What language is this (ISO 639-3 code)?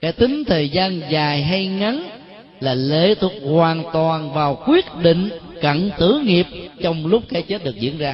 vie